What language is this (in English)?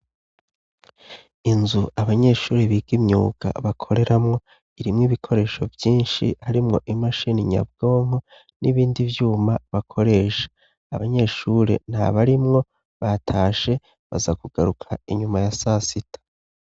Rundi